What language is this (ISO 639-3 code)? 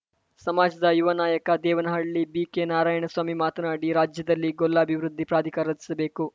kan